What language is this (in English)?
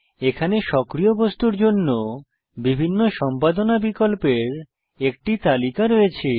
Bangla